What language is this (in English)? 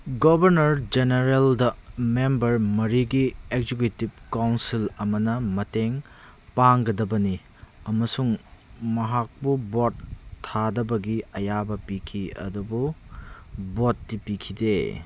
Manipuri